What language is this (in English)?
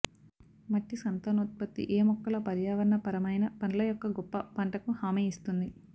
Telugu